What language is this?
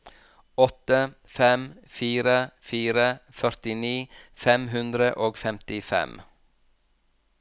Norwegian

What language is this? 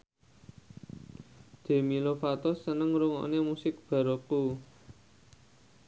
Javanese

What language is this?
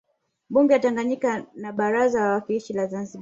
Swahili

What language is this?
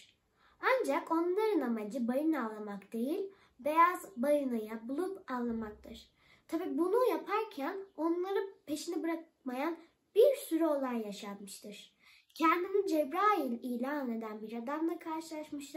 Turkish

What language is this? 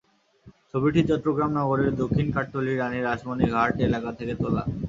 Bangla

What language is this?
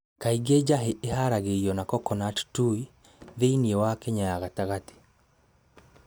Kikuyu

